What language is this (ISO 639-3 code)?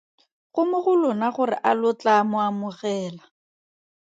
tsn